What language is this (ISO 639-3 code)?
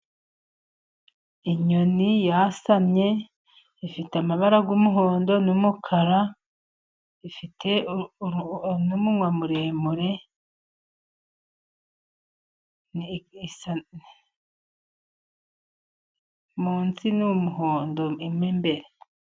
kin